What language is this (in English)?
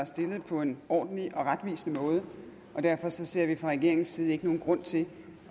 Danish